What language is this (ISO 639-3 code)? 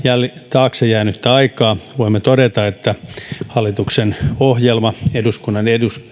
fin